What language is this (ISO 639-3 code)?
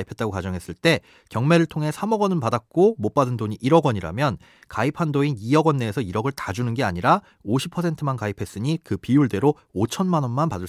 kor